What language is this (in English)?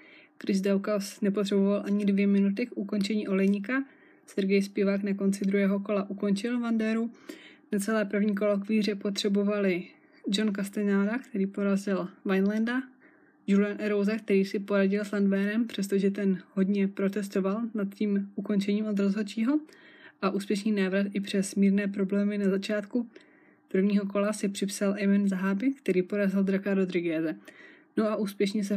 Czech